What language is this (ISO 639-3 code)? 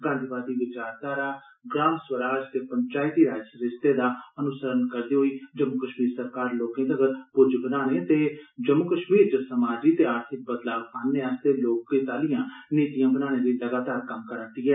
doi